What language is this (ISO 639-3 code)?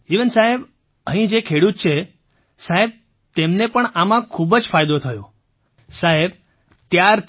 guj